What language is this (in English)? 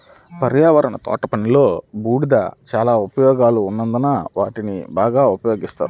Telugu